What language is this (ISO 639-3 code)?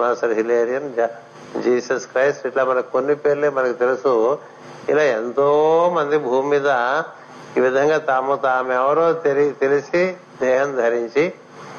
tel